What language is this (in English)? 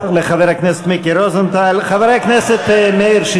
Hebrew